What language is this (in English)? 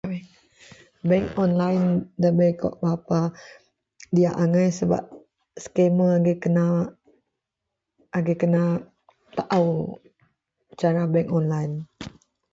Central Melanau